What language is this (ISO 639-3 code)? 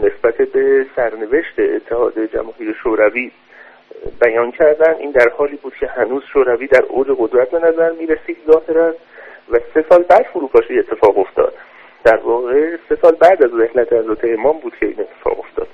fas